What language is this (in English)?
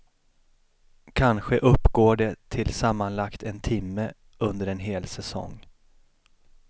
Swedish